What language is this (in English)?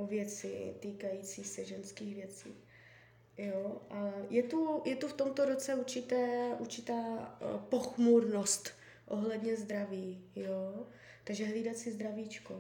Czech